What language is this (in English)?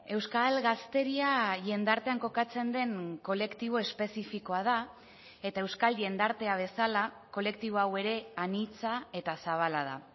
Basque